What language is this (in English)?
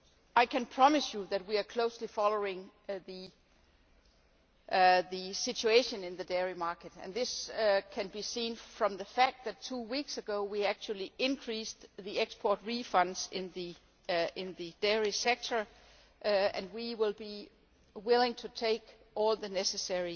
English